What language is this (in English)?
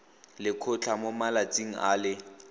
Tswana